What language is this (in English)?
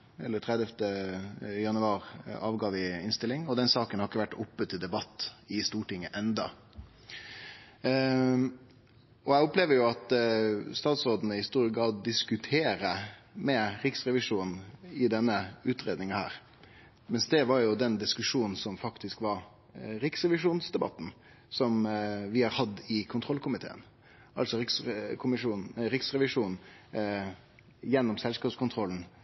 Norwegian Nynorsk